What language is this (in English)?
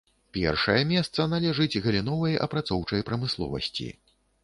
Belarusian